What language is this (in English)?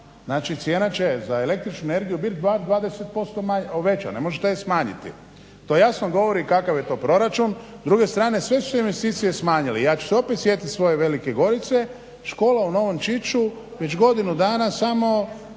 Croatian